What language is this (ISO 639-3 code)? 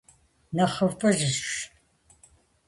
kbd